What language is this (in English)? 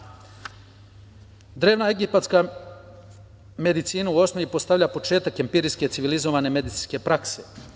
Serbian